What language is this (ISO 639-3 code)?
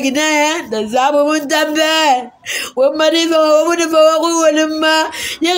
fra